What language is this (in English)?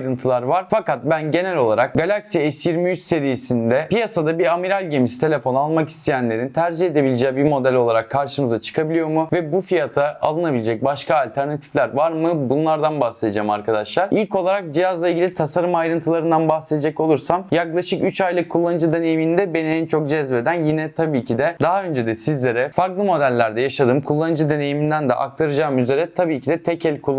Turkish